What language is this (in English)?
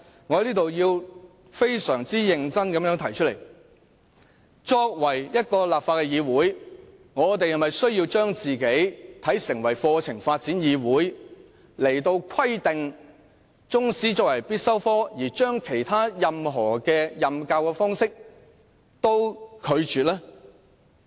Cantonese